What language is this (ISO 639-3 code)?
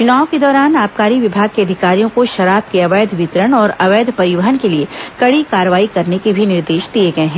hin